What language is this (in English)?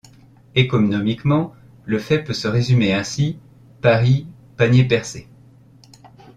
French